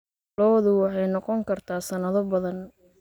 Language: Somali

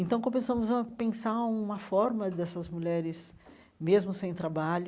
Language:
Portuguese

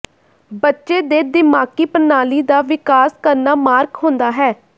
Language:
Punjabi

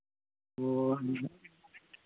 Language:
Santali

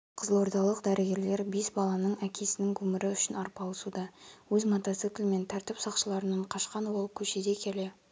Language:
Kazakh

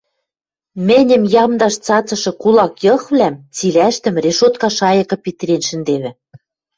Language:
Western Mari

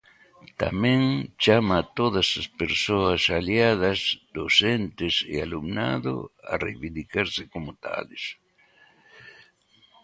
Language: Galician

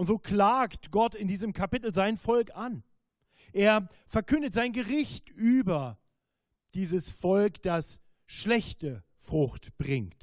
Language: German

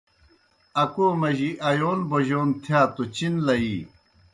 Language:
Kohistani Shina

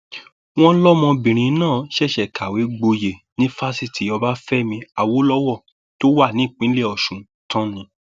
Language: Yoruba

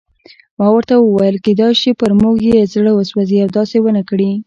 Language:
Pashto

